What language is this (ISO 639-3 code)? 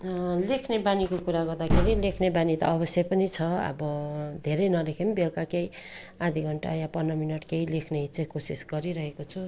nep